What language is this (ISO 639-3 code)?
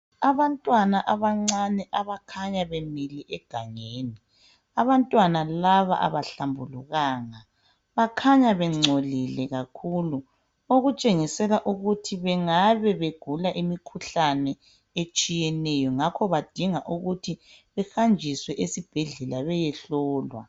nde